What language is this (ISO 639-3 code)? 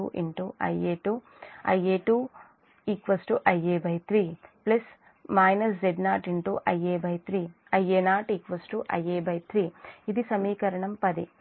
tel